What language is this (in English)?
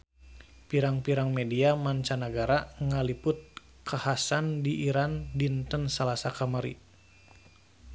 Sundanese